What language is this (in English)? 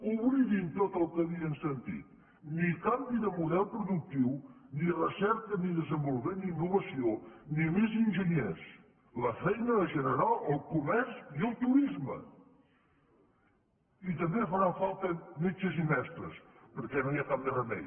Catalan